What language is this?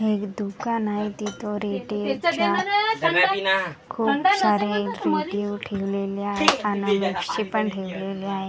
Marathi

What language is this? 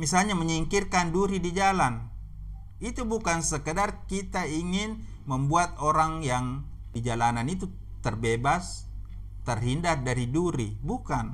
Indonesian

